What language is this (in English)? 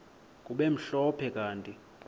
Xhosa